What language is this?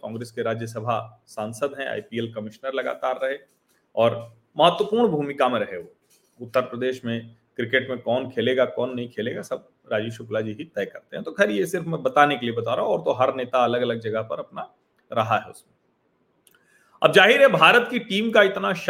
Hindi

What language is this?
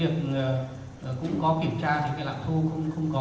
Vietnamese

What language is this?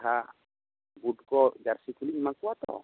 Santali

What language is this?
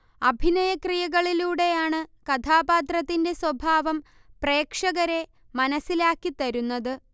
Malayalam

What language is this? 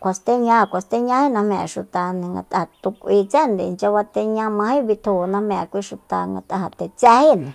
Soyaltepec Mazatec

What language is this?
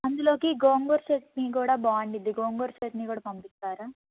Telugu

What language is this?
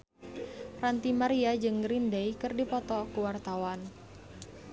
Sundanese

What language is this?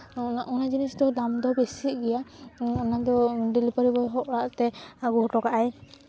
Santali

